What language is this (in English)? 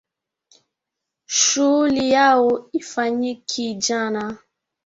Swahili